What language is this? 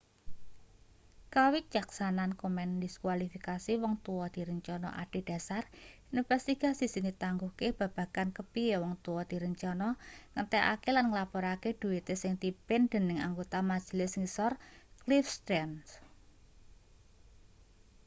Javanese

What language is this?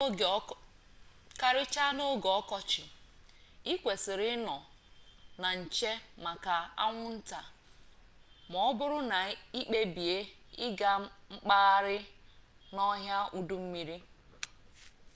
Igbo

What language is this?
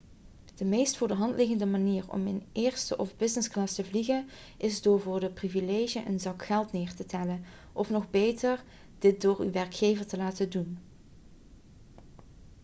Dutch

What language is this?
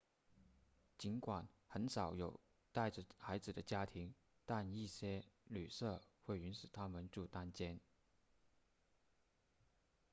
Chinese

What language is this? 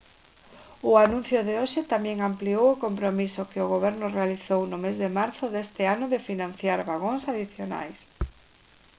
Galician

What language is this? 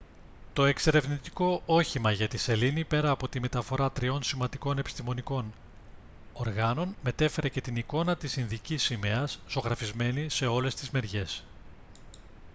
Greek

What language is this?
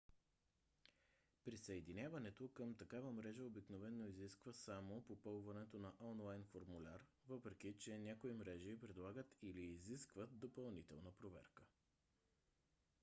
Bulgarian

